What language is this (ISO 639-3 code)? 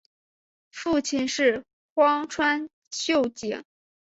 zho